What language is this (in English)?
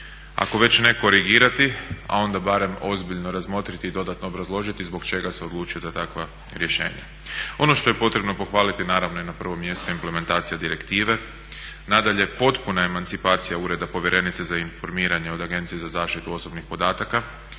Croatian